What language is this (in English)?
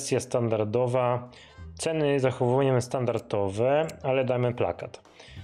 Polish